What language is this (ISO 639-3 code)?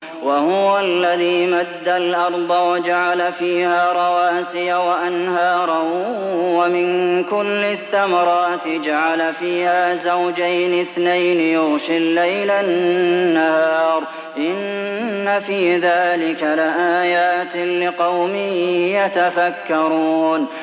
ara